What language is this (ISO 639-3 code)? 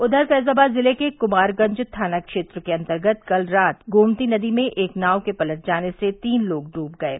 hin